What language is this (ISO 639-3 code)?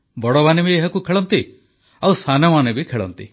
ori